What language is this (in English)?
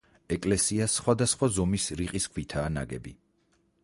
Georgian